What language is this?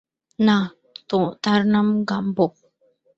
Bangla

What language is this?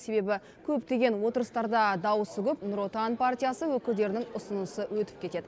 Kazakh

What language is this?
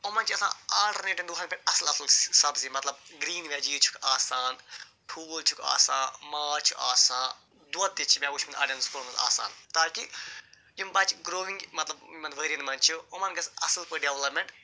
Kashmiri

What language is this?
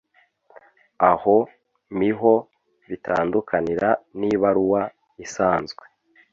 Kinyarwanda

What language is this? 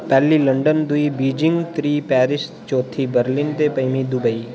Dogri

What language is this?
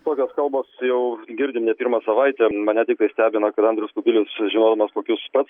Lithuanian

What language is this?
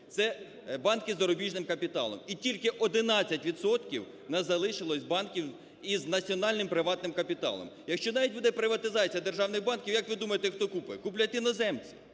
Ukrainian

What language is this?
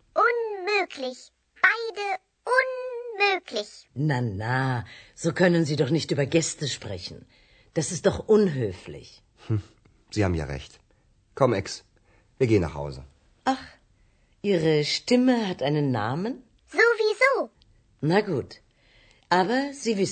Croatian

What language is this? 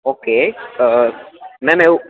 Gujarati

